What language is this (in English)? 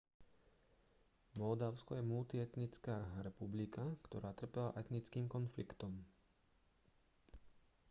Slovak